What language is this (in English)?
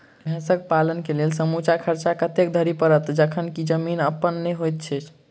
Maithili